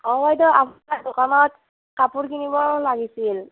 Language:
Assamese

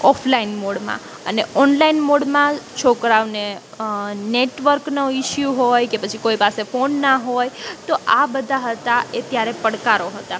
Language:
Gujarati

